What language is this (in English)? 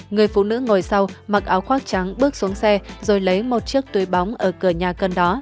Vietnamese